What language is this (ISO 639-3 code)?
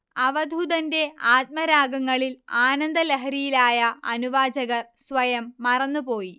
mal